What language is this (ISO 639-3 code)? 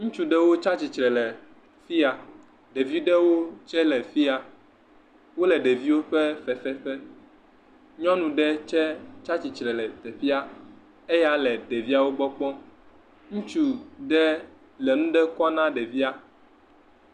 ewe